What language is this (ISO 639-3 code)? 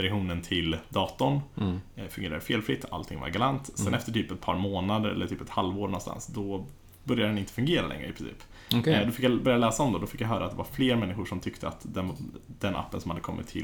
swe